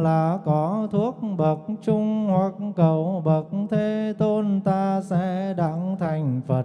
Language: Vietnamese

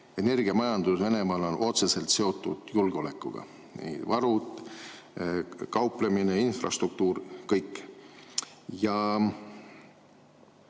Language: Estonian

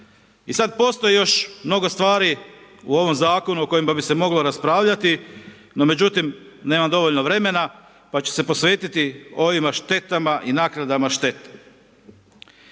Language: Croatian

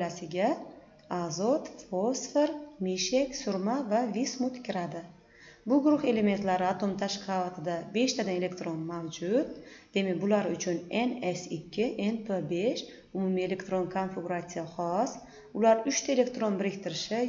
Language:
Turkish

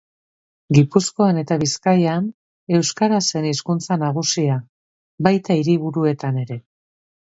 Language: Basque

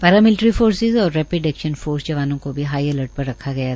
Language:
Hindi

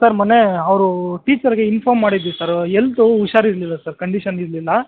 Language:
Kannada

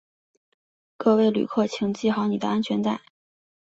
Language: Chinese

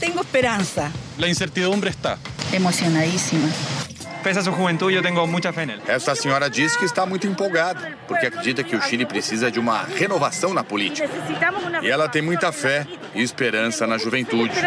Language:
Portuguese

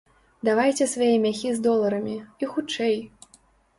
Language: Belarusian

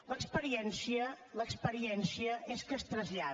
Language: Catalan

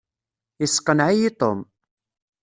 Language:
Kabyle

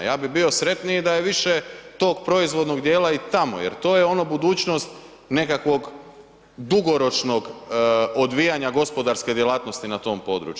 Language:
Croatian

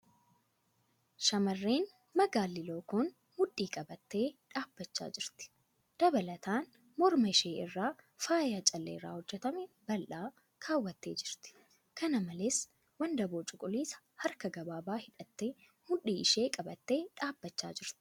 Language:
Oromo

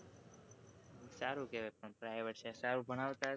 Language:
Gujarati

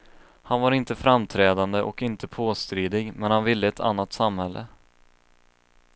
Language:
Swedish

